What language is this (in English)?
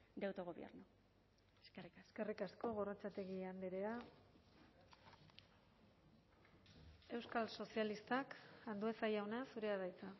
Basque